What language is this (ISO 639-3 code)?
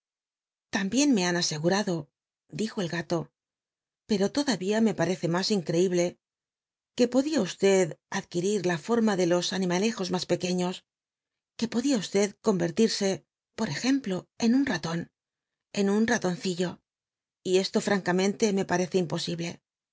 spa